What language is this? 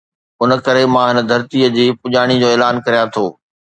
Sindhi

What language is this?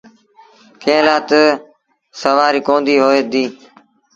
Sindhi Bhil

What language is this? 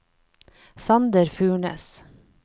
Norwegian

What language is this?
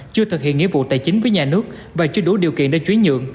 Vietnamese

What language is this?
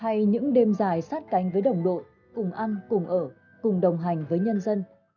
Vietnamese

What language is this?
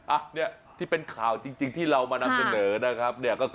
Thai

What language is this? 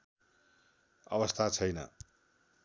Nepali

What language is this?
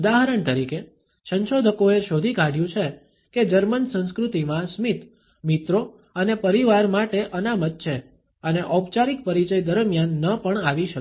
Gujarati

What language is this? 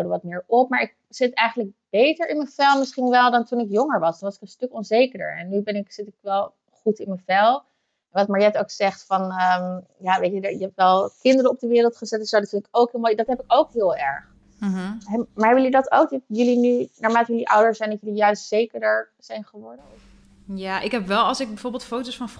Dutch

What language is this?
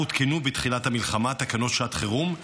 Hebrew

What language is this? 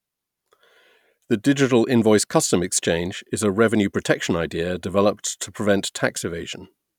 English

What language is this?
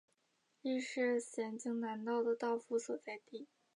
Chinese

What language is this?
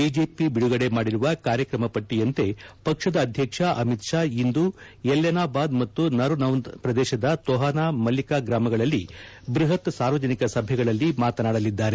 Kannada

